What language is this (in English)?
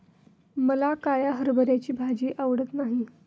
Marathi